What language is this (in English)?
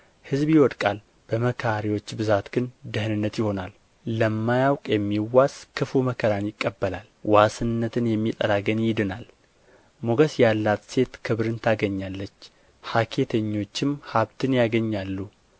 Amharic